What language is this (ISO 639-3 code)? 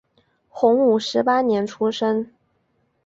zho